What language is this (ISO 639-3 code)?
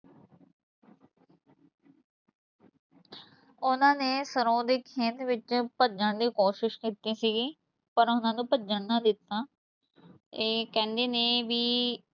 pan